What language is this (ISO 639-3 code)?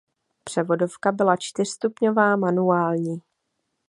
ces